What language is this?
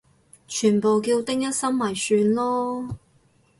Cantonese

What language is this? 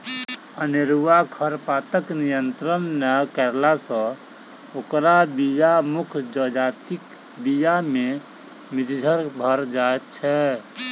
Maithili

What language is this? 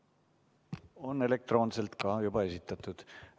Estonian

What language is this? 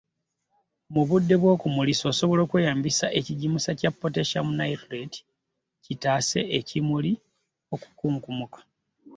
Ganda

